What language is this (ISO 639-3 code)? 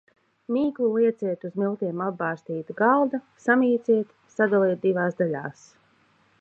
lav